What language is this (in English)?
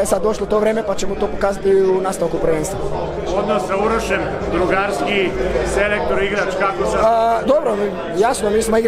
Romanian